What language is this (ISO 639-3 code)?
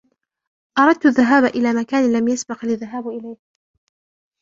ara